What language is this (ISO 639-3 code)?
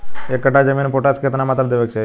bho